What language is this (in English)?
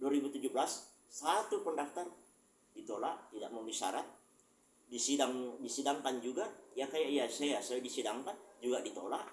Indonesian